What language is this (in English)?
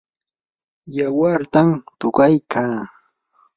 Yanahuanca Pasco Quechua